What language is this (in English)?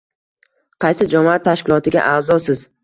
Uzbek